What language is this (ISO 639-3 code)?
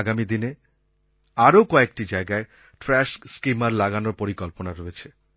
ben